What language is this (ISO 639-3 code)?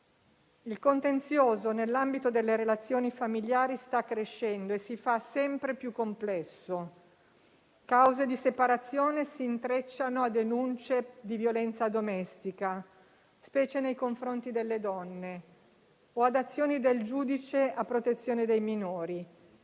ita